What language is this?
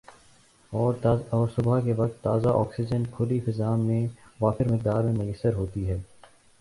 Urdu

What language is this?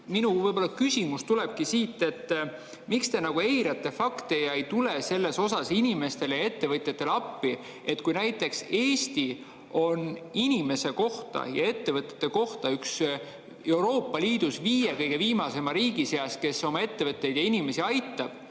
Estonian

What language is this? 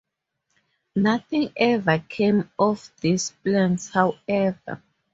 English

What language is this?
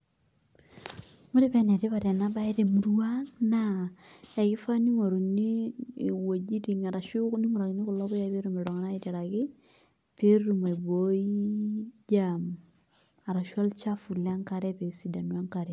Masai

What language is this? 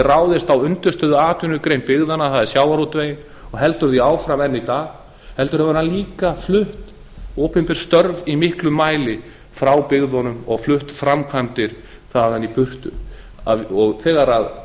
Icelandic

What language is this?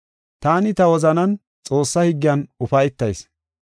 Gofa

